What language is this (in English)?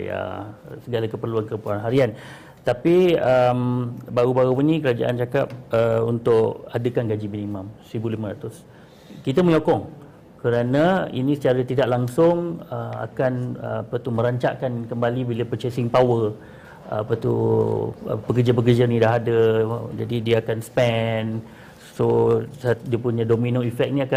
Malay